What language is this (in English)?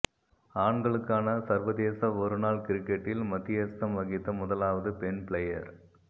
Tamil